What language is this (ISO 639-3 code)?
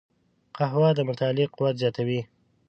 pus